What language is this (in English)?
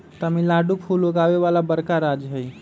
Magahi